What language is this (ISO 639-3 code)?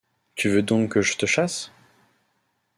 fra